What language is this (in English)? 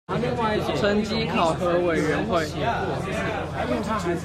Chinese